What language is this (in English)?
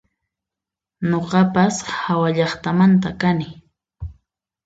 Puno Quechua